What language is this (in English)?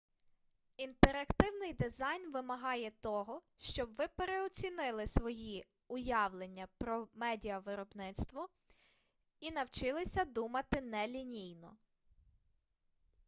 Ukrainian